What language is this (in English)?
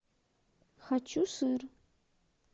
Russian